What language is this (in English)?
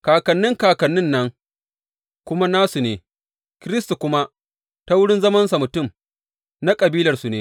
Hausa